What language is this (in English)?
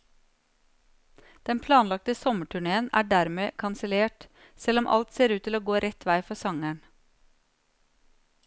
Norwegian